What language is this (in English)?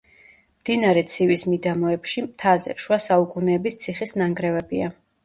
Georgian